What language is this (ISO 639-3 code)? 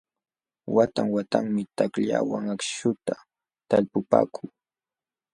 qxw